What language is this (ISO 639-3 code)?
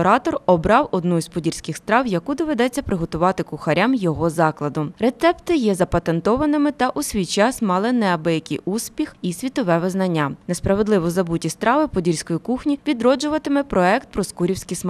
ukr